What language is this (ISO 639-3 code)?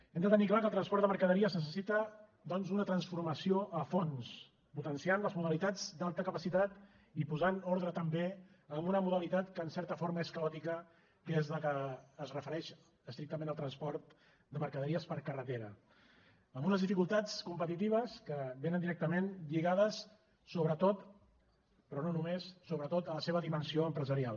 cat